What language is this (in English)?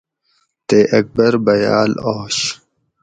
Gawri